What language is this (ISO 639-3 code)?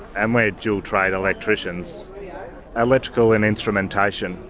eng